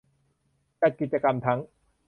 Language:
Thai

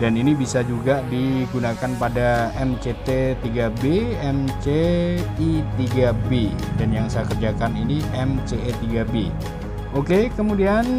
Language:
Indonesian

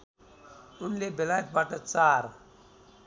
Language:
Nepali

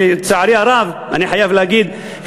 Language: Hebrew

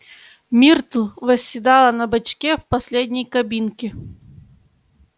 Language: Russian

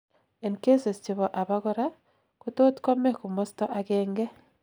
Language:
Kalenjin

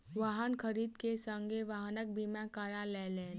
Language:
Maithili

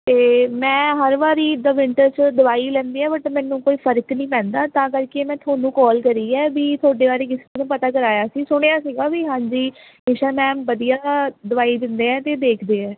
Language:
Punjabi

